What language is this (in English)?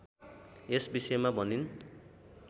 Nepali